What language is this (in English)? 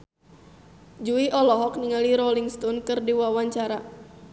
Sundanese